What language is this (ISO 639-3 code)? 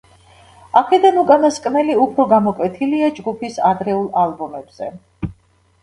kat